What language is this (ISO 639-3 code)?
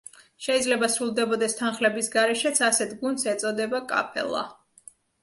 kat